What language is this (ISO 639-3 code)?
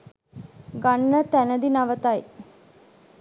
sin